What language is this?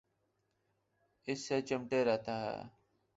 Urdu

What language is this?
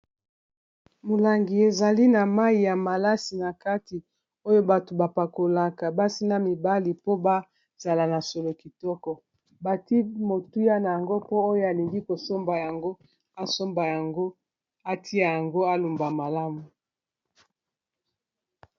Lingala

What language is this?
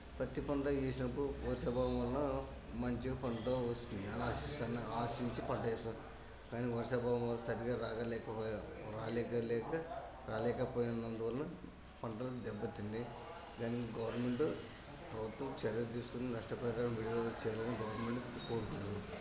Telugu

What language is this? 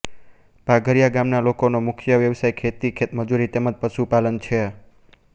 Gujarati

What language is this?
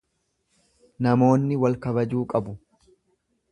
Oromo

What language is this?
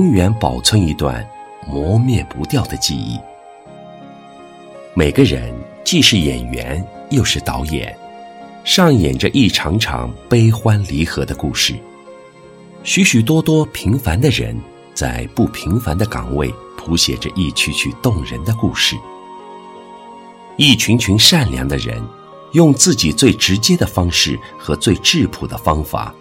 Chinese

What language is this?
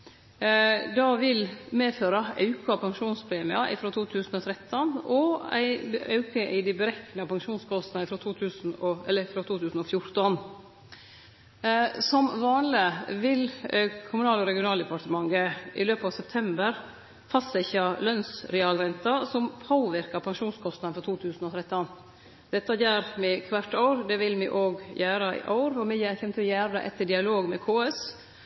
Norwegian Nynorsk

